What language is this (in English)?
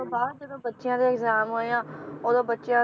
Punjabi